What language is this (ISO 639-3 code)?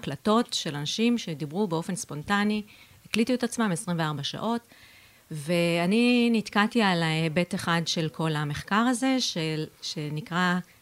heb